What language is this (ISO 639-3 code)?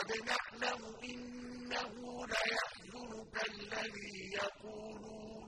ara